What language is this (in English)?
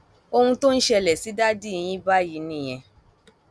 Yoruba